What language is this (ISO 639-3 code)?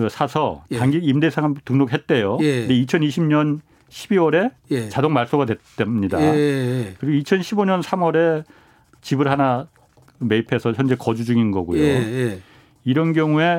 kor